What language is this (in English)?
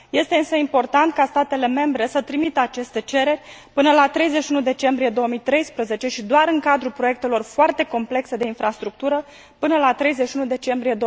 Romanian